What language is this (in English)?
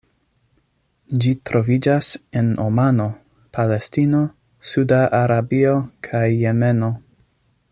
Esperanto